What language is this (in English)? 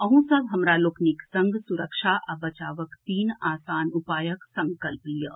Maithili